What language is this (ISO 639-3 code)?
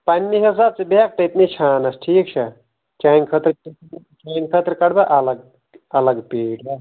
kas